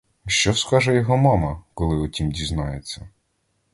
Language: Ukrainian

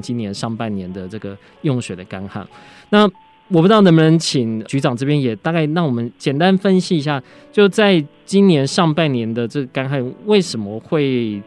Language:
Chinese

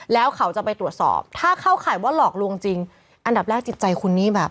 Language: Thai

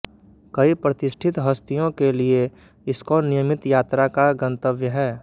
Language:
Hindi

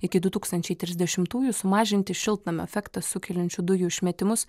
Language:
Lithuanian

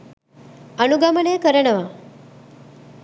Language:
Sinhala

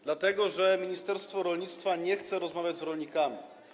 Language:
Polish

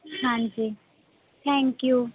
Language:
Punjabi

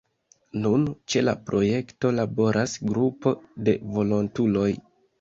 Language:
Esperanto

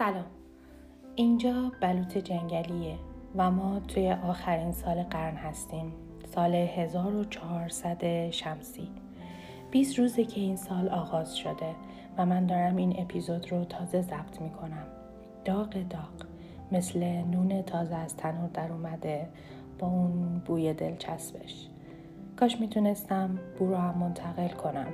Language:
Persian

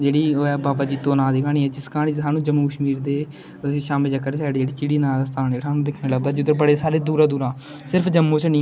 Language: Dogri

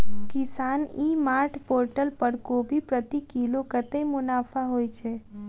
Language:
Maithili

